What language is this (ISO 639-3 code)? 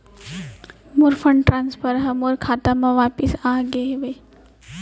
hne